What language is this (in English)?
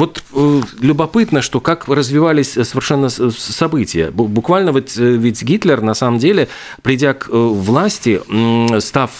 Russian